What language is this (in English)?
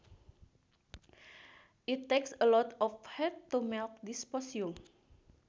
Sundanese